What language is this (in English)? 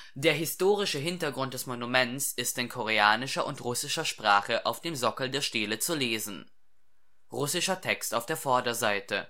German